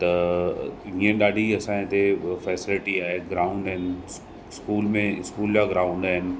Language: Sindhi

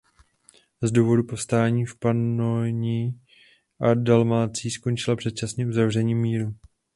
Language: Czech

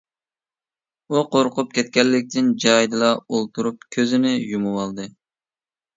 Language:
Uyghur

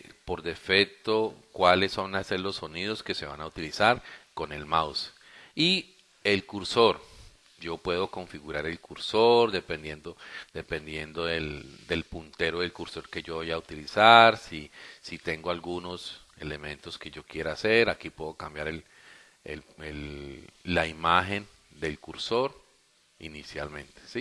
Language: Spanish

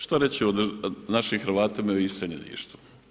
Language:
Croatian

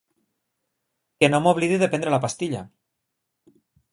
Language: Catalan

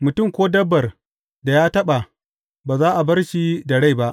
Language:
Hausa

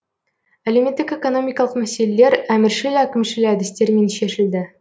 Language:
Kazakh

